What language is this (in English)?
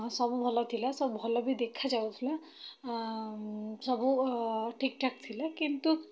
Odia